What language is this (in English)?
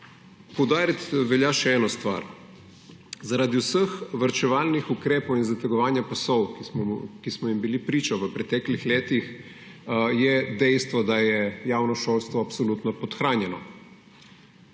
Slovenian